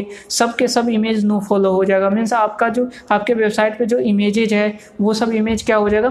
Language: Hindi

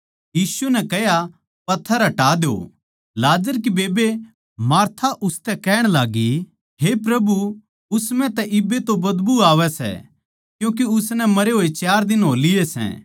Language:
Haryanvi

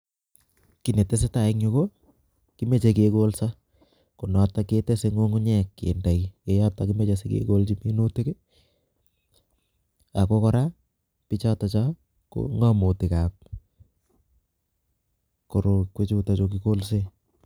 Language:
Kalenjin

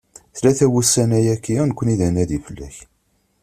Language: Kabyle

